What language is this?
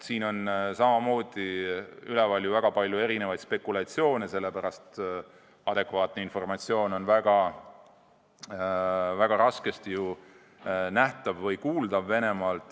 Estonian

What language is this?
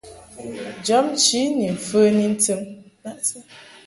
Mungaka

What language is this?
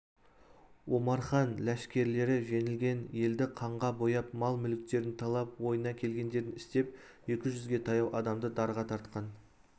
Kazakh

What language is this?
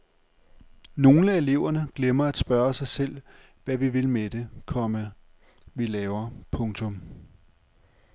Danish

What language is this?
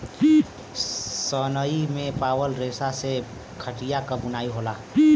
Bhojpuri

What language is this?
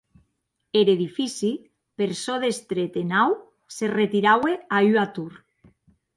Occitan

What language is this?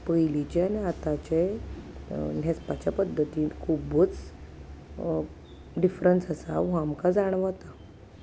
Konkani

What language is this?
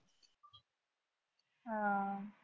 Marathi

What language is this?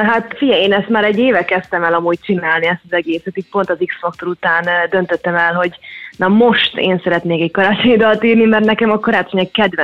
Hungarian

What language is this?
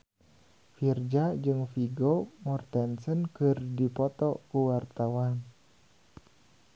Sundanese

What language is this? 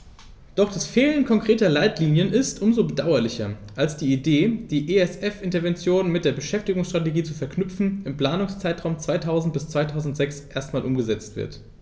German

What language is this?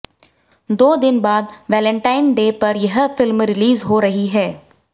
Hindi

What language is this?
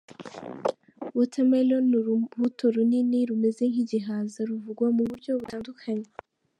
Kinyarwanda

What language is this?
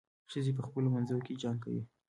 Pashto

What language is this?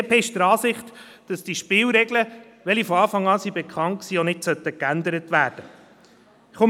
Swiss German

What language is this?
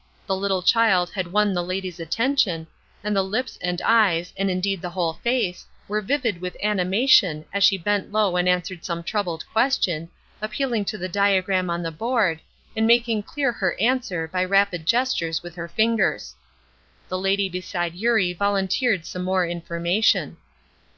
English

